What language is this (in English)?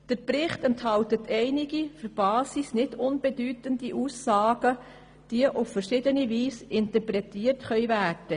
Swiss German